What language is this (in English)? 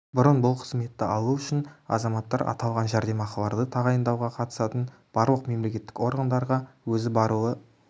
Kazakh